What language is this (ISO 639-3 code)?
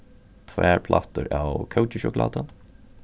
fao